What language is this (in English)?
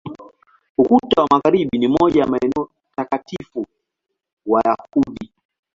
Swahili